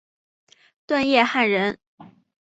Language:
Chinese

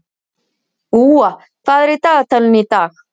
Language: Icelandic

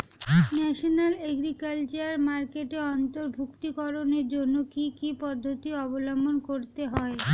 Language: Bangla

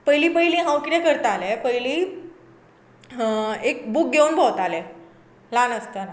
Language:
Konkani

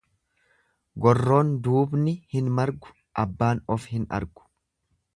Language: Oromo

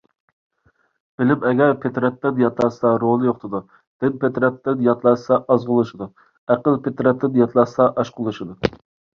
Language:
Uyghur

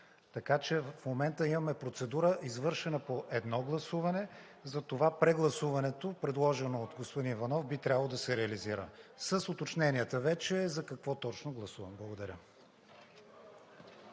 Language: Bulgarian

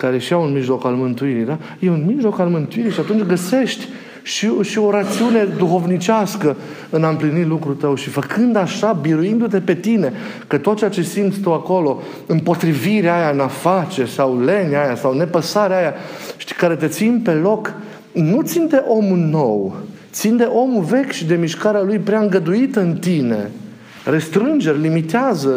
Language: Romanian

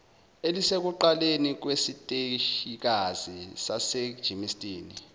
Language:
Zulu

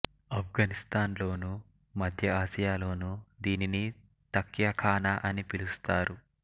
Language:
Telugu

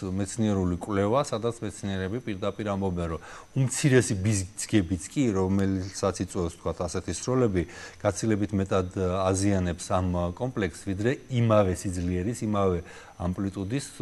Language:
Romanian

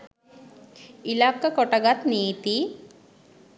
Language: Sinhala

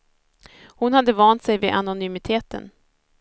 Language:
Swedish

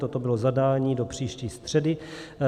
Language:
Czech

